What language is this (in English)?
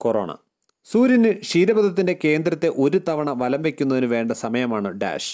Malayalam